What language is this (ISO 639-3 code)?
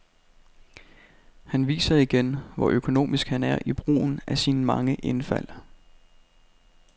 dan